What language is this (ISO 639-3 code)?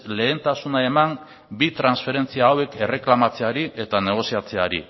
eus